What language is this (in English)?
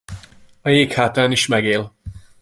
Hungarian